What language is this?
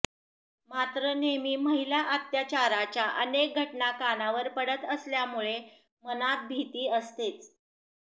Marathi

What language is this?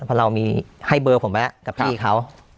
Thai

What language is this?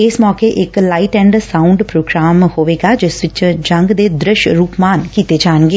Punjabi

